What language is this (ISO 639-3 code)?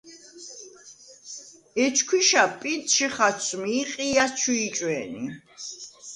sva